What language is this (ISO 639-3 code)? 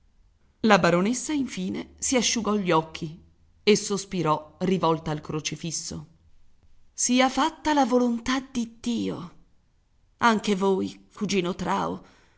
ita